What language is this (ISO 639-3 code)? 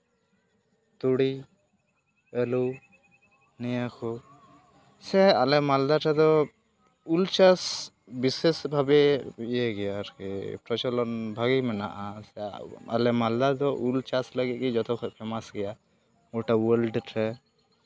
sat